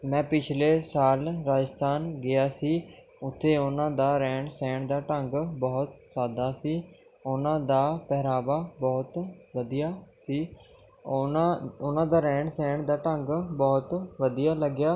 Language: Punjabi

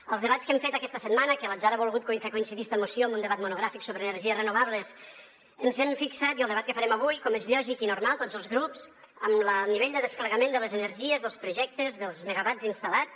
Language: Catalan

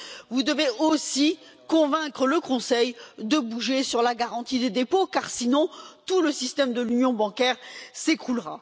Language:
French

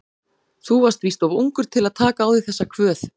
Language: Icelandic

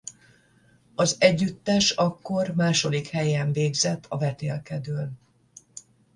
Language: Hungarian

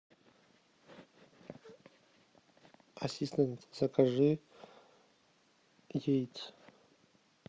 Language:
Russian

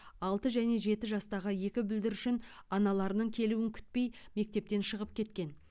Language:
Kazakh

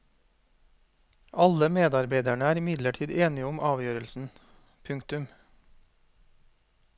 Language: Norwegian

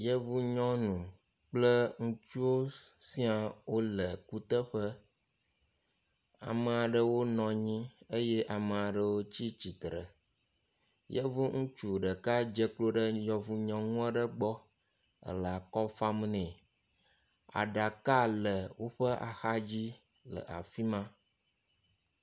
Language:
Ewe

